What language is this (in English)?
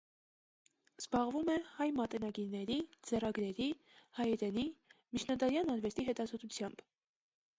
Armenian